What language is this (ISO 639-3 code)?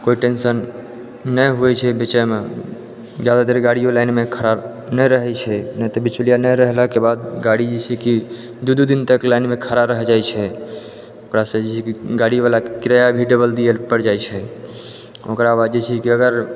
mai